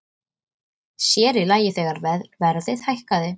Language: Icelandic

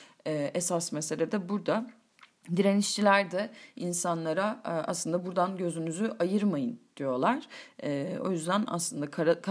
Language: Turkish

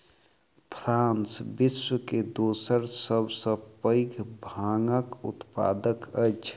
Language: Maithili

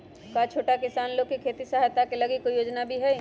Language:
Magahi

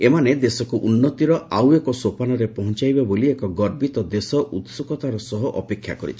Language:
Odia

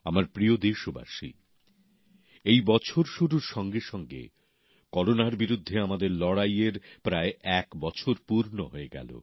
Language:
Bangla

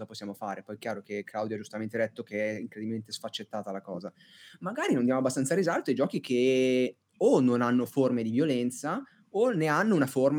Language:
Italian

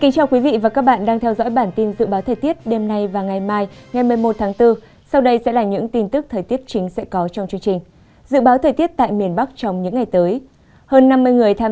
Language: Vietnamese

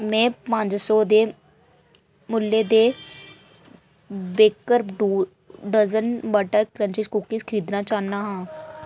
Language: Dogri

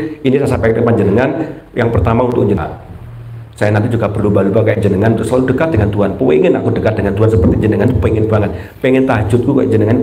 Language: Indonesian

